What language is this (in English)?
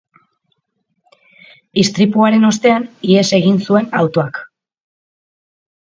Basque